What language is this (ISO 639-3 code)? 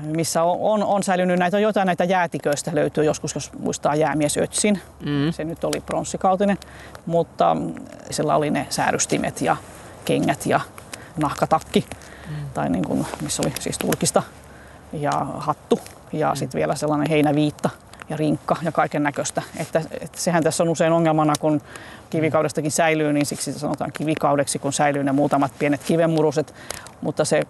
fin